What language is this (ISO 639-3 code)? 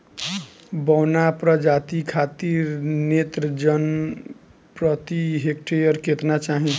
bho